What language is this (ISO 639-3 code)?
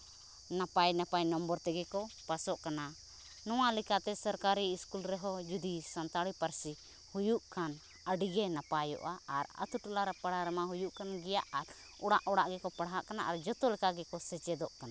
sat